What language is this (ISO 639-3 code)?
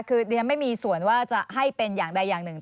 tha